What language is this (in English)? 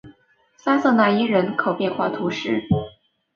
Chinese